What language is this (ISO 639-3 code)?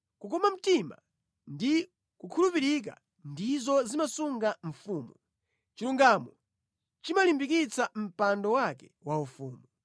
nya